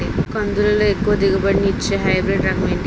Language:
Telugu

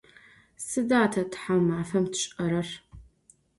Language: Adyghe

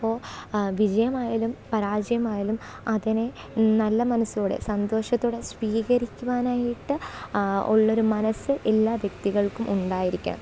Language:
Malayalam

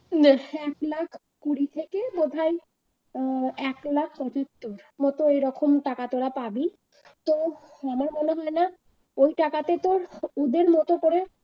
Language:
Bangla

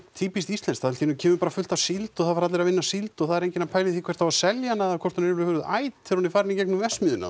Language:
Icelandic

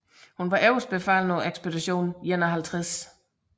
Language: Danish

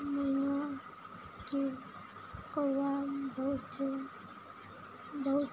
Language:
Maithili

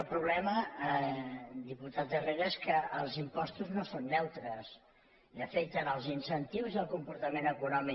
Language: Catalan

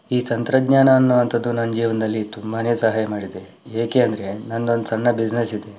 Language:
Kannada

